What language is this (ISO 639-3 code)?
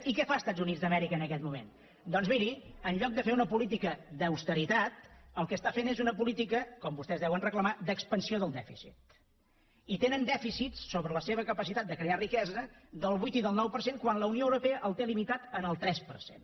cat